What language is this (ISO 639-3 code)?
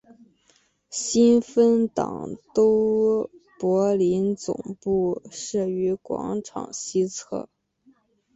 zho